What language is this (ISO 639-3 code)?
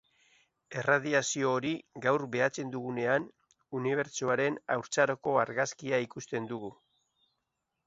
eus